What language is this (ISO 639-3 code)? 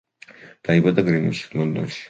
kat